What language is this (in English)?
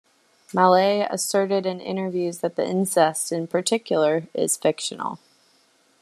English